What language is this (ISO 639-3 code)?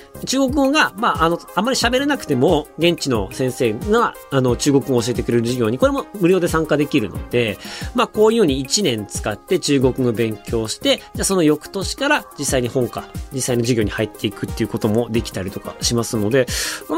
jpn